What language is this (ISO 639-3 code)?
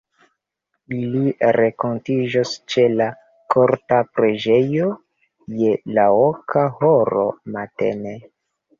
epo